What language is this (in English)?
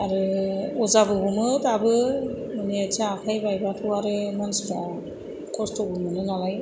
Bodo